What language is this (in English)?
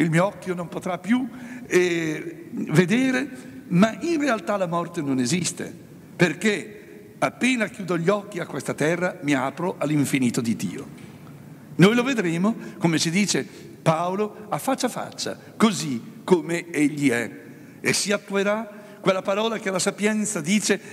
Italian